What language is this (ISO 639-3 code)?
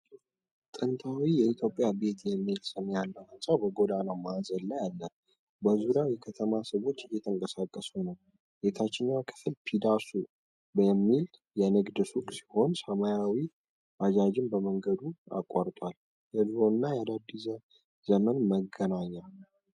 amh